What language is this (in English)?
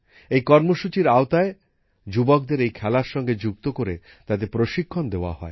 Bangla